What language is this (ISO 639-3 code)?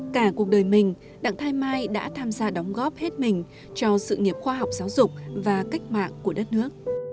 vie